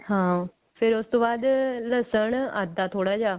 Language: Punjabi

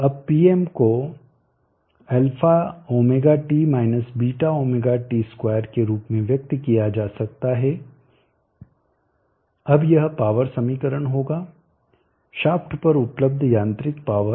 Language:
Hindi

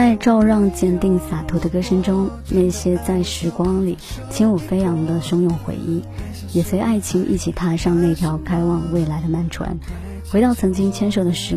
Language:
Chinese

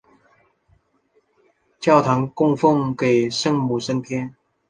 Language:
Chinese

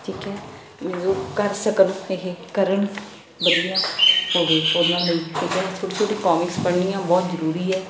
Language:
Punjabi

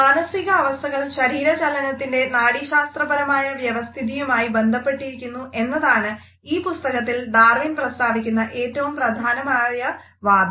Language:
Malayalam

